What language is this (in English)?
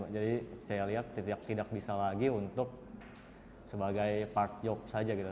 Indonesian